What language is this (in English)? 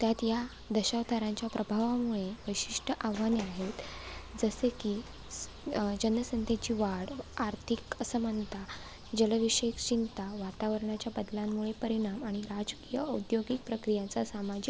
Marathi